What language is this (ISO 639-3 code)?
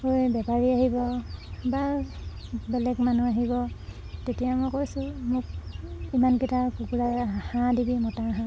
asm